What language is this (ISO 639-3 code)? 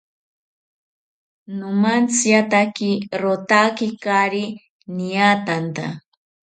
cpy